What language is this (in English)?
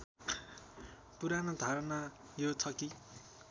Nepali